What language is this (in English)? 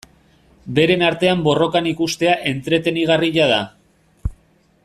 Basque